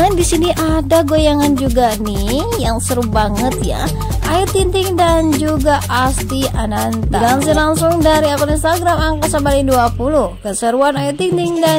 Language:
Indonesian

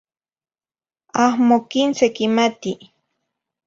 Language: Zacatlán-Ahuacatlán-Tepetzintla Nahuatl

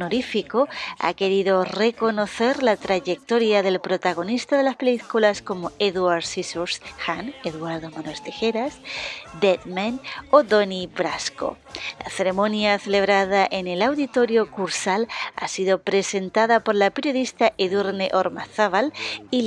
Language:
Spanish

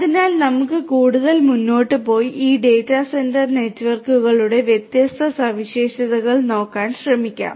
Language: Malayalam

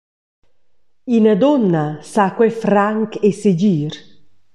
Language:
Romansh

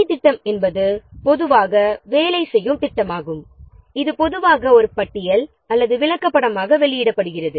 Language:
Tamil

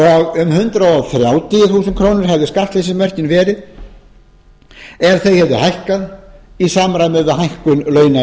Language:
Icelandic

